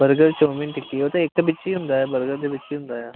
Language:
Punjabi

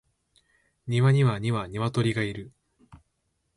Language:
Japanese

